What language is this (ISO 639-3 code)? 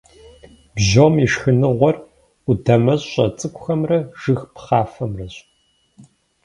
kbd